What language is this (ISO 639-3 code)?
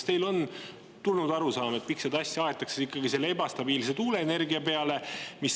est